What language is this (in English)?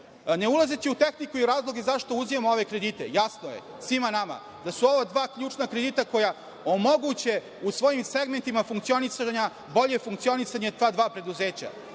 Serbian